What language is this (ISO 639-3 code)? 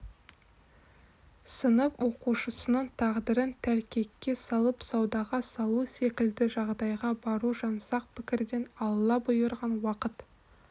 kaz